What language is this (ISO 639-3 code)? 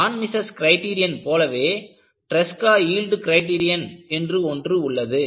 tam